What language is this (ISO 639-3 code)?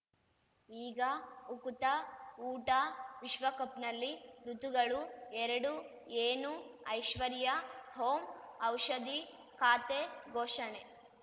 kan